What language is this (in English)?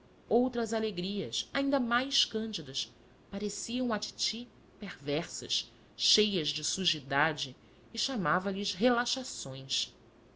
Portuguese